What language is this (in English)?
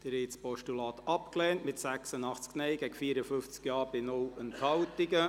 Swiss German